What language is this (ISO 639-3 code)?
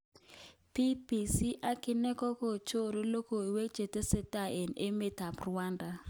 kln